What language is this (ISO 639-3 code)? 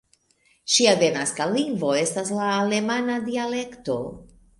epo